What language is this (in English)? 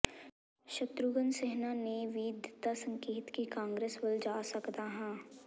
Punjabi